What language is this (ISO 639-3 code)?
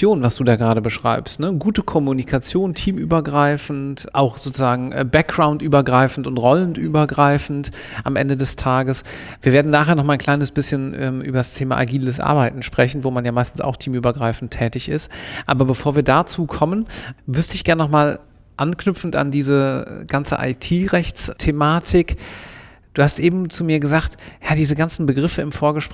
deu